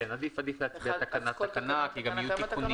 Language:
Hebrew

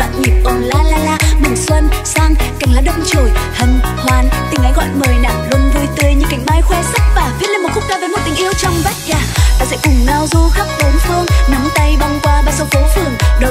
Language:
Vietnamese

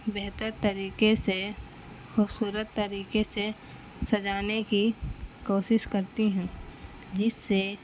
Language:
Urdu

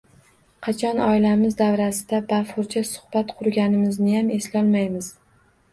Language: Uzbek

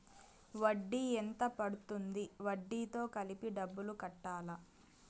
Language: Telugu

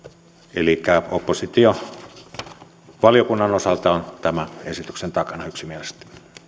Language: Finnish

